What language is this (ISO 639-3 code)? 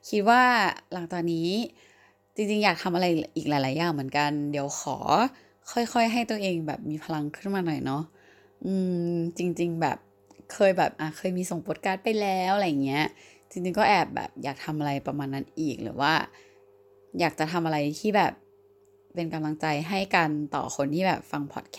tha